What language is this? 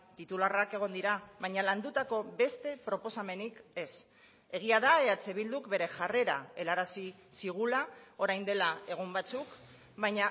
Basque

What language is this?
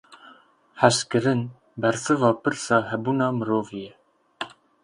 Kurdish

